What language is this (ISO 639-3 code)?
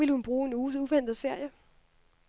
dan